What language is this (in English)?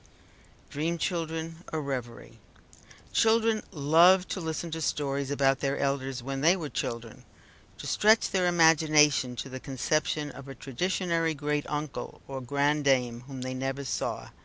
English